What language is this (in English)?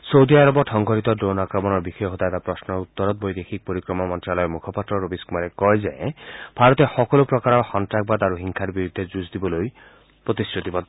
Assamese